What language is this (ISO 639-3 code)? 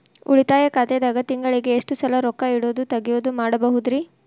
kan